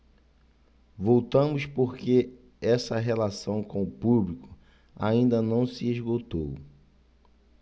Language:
Portuguese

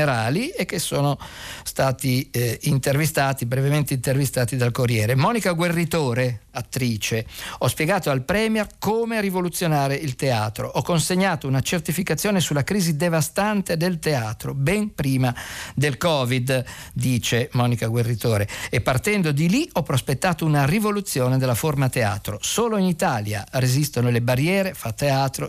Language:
Italian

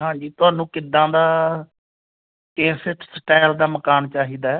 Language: Punjabi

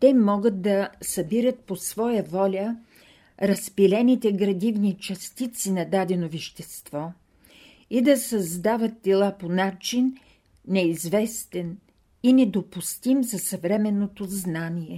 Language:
Bulgarian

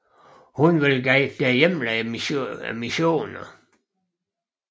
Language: Danish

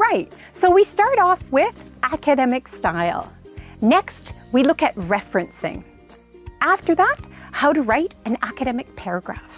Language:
English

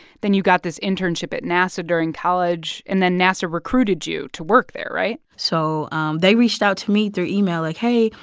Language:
English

